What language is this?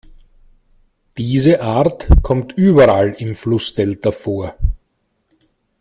German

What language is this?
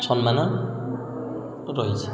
Odia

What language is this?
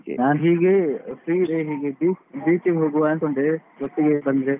Kannada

